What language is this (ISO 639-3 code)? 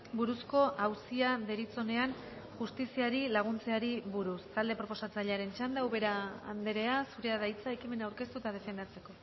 eus